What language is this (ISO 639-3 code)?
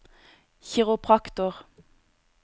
nor